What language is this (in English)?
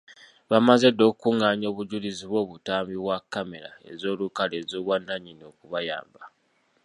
Ganda